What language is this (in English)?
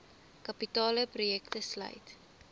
Afrikaans